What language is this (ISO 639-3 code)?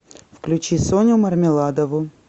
rus